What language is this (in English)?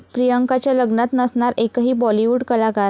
Marathi